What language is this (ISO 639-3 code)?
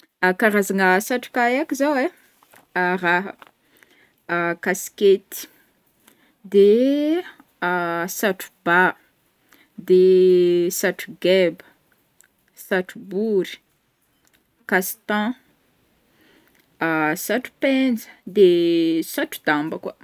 bmm